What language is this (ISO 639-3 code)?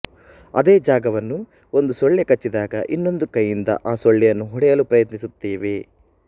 kan